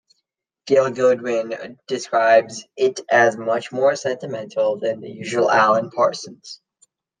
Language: English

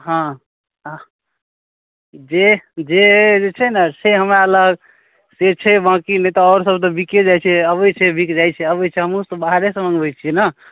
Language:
Maithili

